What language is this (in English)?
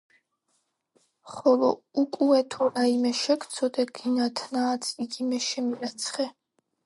Georgian